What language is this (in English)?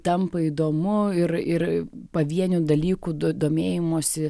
Lithuanian